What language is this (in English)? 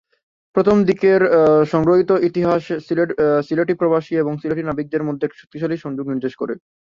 Bangla